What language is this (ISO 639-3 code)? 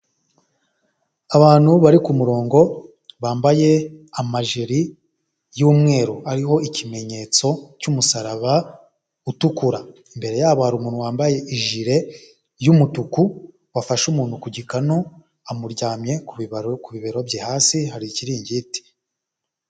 kin